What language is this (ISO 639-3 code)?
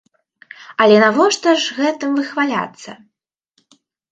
bel